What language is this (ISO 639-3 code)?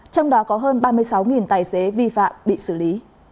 vie